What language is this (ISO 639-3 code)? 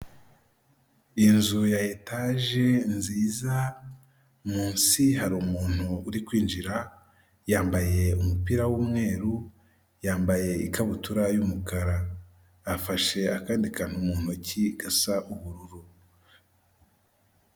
kin